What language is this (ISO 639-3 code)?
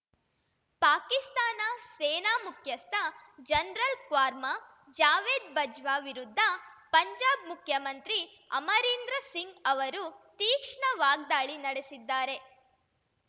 kan